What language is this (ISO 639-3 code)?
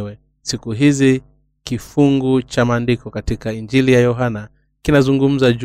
swa